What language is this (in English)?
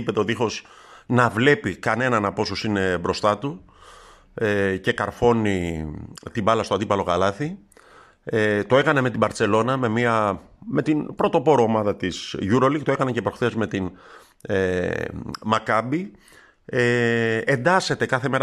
Greek